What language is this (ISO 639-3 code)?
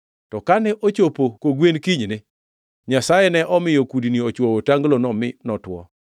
luo